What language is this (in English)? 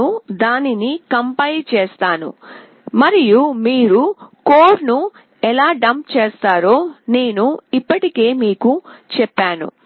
Telugu